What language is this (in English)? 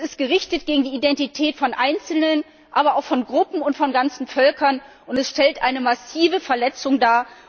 German